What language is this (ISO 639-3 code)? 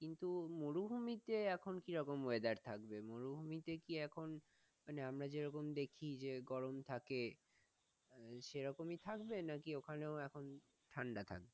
ben